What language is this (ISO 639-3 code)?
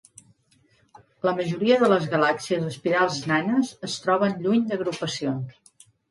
cat